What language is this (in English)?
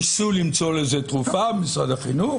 Hebrew